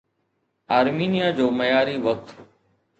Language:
Sindhi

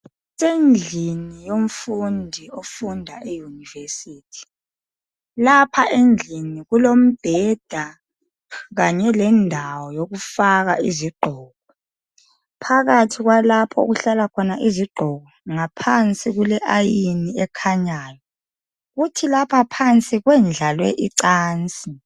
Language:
North Ndebele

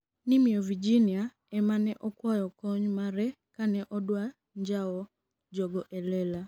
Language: Luo (Kenya and Tanzania)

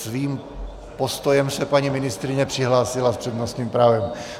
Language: Czech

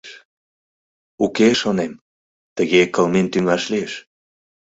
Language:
Mari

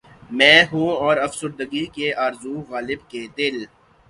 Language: Urdu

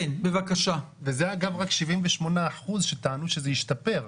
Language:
Hebrew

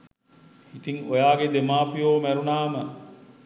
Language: Sinhala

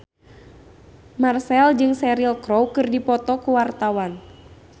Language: Sundanese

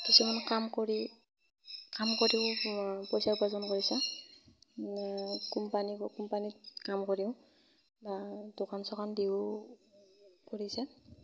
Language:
Assamese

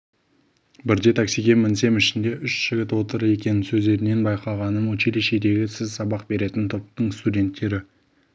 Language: Kazakh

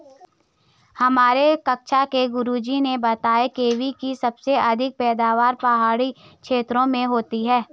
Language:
Hindi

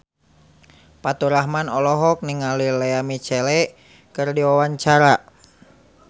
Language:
Sundanese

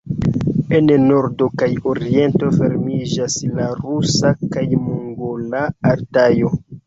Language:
Esperanto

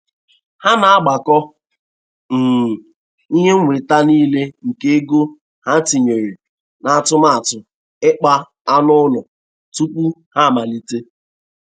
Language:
Igbo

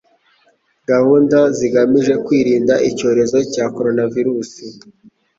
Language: Kinyarwanda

